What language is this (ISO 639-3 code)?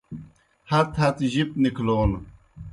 plk